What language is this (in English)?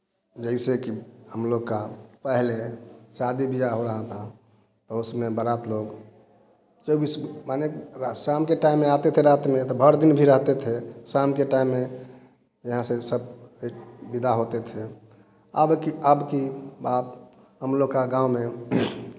Hindi